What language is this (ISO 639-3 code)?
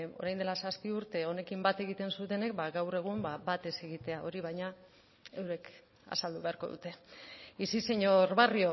eus